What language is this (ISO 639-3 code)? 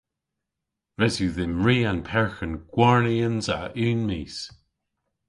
cor